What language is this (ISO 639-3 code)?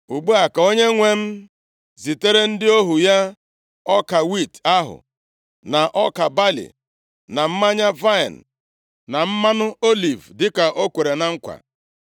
ibo